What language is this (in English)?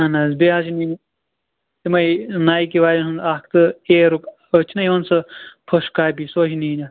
Kashmiri